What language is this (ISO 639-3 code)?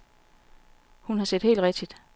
dan